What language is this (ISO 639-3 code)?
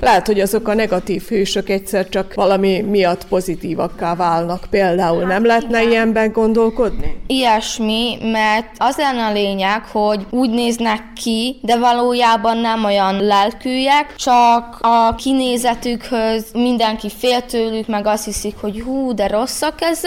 hun